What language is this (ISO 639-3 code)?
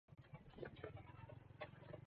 swa